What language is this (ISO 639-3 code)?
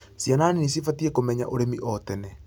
kik